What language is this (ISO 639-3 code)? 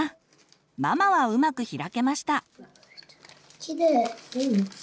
jpn